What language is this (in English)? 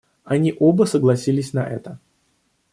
Russian